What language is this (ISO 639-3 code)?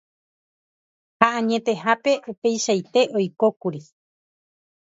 grn